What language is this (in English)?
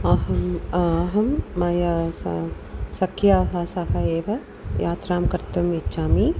Sanskrit